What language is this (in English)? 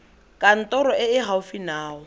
Tswana